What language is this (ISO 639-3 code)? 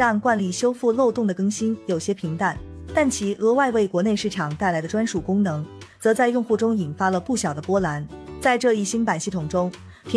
zho